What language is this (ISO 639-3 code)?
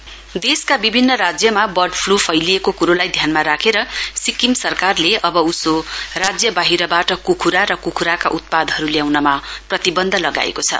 nep